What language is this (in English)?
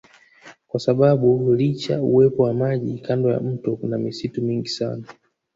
Swahili